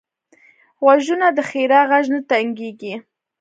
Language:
Pashto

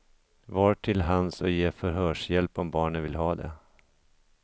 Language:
Swedish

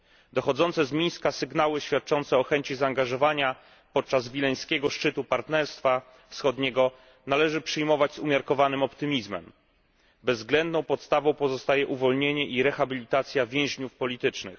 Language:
Polish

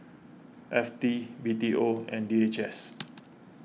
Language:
English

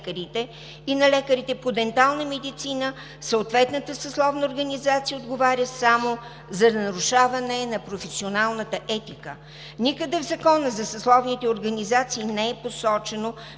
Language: Bulgarian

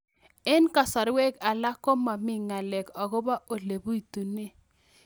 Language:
Kalenjin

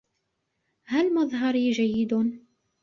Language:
Arabic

